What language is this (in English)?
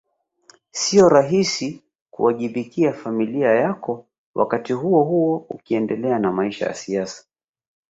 Swahili